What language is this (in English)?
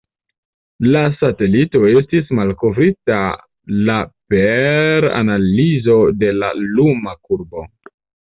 Esperanto